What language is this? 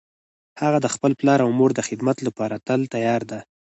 Pashto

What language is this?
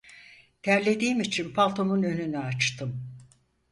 Turkish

